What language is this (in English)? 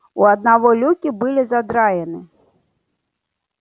Russian